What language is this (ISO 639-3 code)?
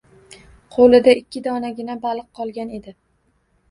uzb